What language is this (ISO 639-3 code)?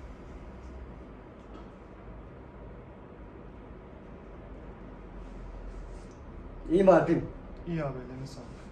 tur